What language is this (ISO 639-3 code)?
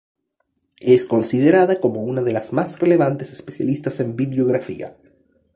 spa